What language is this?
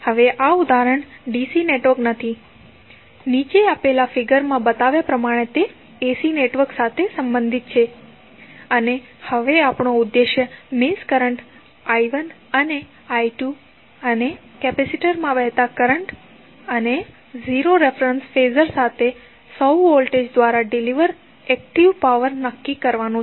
Gujarati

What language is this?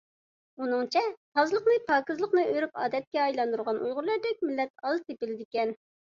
Uyghur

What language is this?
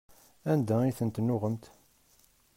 Kabyle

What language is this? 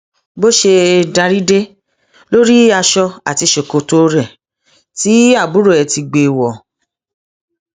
Yoruba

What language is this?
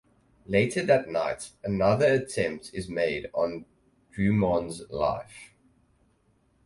English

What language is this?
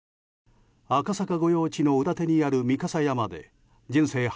Japanese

